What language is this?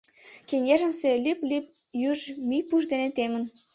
Mari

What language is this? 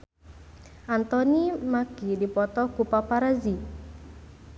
Sundanese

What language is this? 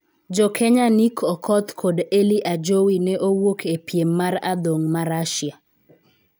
Luo (Kenya and Tanzania)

